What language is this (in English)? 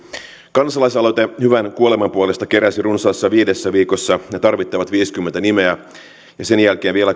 Finnish